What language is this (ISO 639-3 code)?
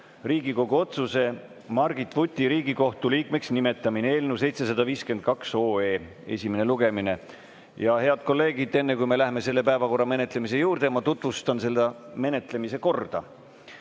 est